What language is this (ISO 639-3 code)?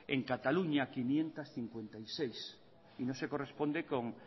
spa